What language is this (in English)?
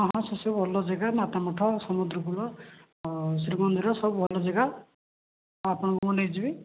Odia